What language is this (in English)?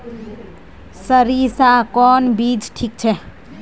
Magahi